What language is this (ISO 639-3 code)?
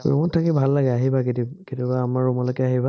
asm